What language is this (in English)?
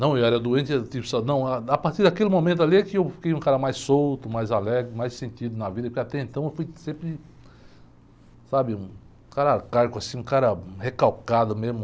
Portuguese